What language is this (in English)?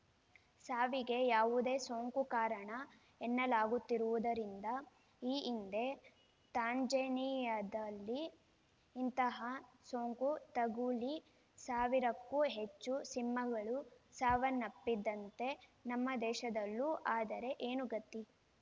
Kannada